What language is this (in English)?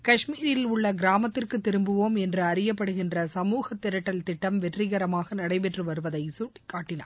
Tamil